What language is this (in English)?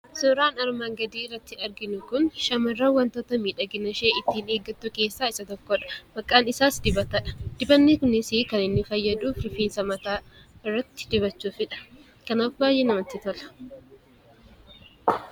Oromo